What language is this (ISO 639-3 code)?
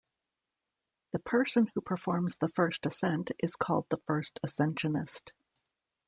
eng